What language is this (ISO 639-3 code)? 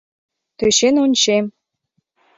chm